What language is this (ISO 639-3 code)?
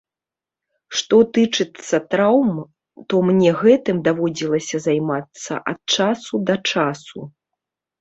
bel